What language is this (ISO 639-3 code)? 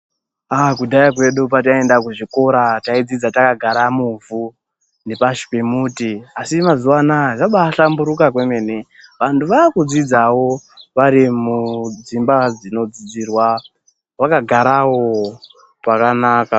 ndc